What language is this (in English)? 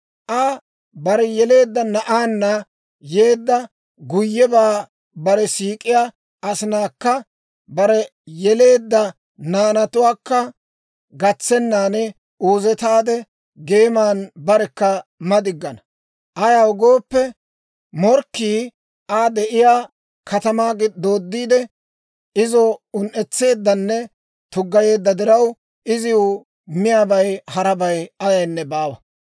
Dawro